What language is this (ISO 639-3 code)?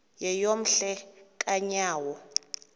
xho